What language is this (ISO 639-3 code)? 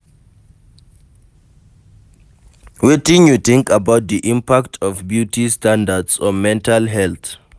pcm